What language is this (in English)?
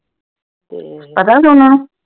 Punjabi